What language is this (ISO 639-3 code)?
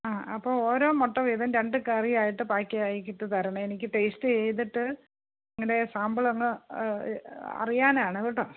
mal